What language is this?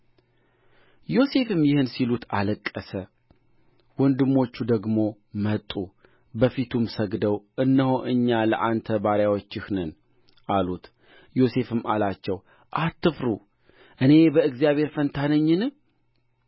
Amharic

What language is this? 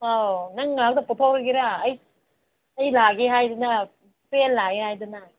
Manipuri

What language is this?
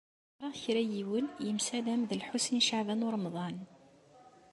Kabyle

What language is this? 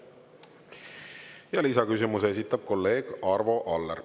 Estonian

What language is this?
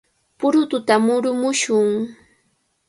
Cajatambo North Lima Quechua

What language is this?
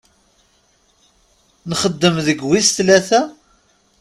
Kabyle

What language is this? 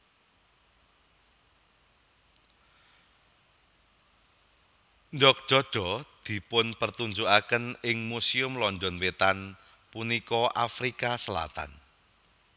Javanese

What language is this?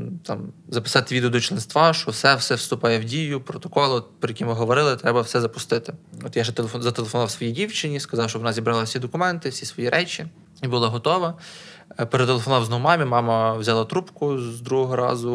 Ukrainian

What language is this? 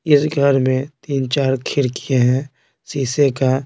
Hindi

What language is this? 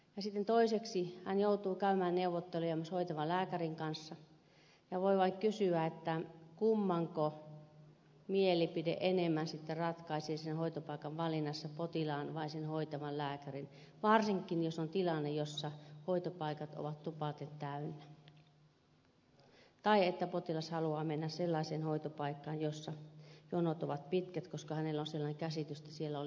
Finnish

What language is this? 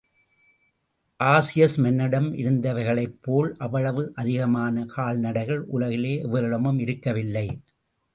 Tamil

